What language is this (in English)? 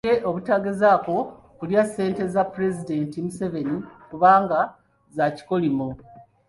Ganda